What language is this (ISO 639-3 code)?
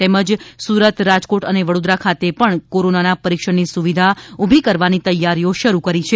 guj